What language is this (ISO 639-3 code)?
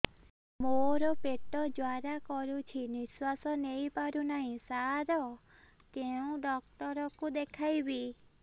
ori